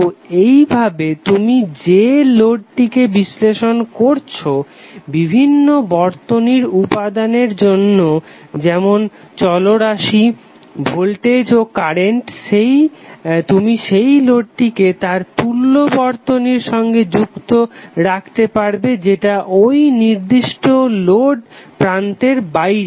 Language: Bangla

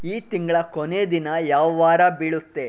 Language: Kannada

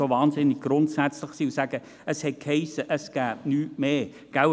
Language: Swiss German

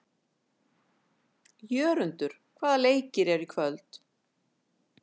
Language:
Icelandic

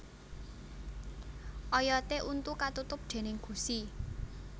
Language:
Javanese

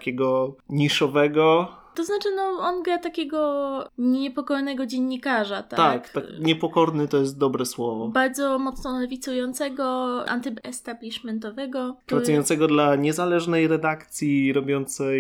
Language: Polish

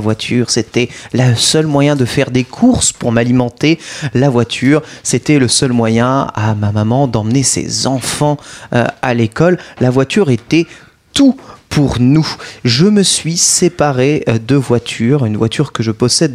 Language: French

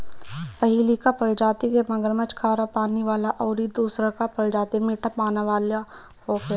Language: Bhojpuri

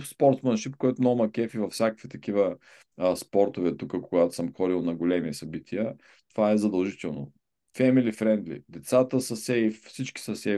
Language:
Bulgarian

